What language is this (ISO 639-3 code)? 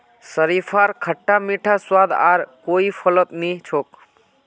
mag